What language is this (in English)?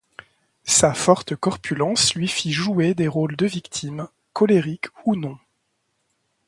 French